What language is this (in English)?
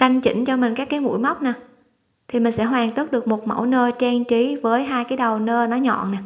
Vietnamese